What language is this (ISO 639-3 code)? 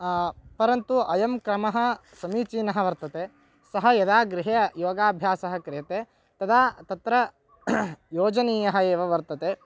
san